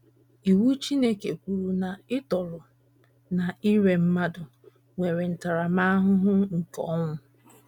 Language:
Igbo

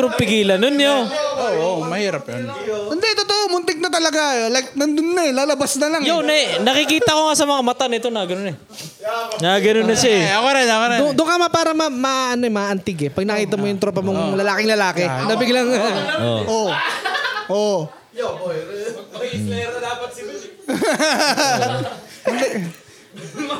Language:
Filipino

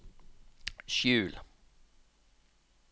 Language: Norwegian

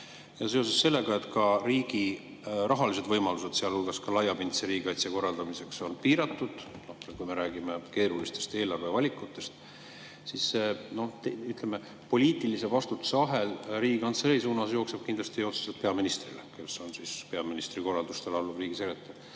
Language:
Estonian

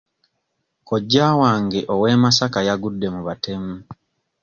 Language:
Ganda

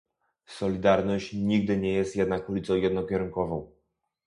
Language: Polish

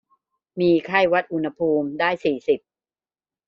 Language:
Thai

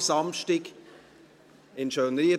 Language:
Swiss German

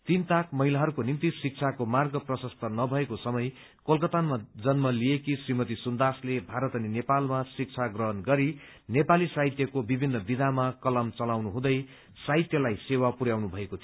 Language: Nepali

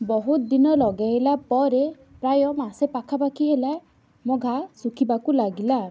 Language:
Odia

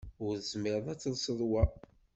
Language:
Kabyle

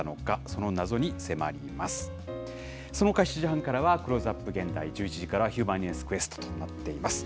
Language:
Japanese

